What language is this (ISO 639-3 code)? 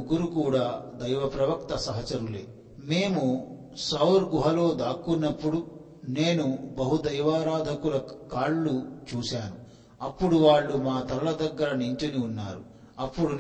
tel